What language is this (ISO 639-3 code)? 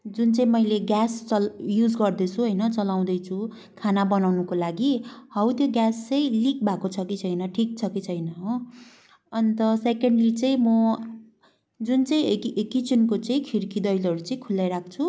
nep